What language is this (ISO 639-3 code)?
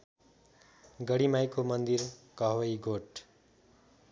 nep